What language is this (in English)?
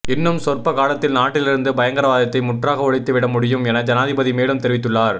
Tamil